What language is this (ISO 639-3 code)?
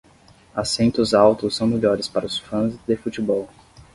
por